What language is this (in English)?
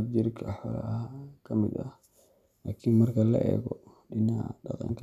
Somali